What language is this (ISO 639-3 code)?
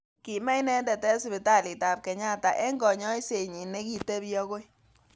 kln